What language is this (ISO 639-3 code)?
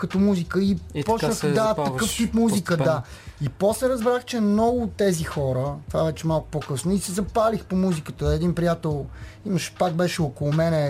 bul